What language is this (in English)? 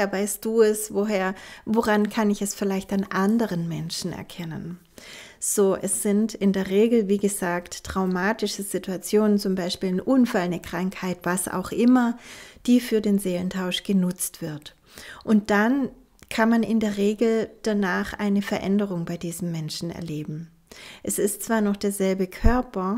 German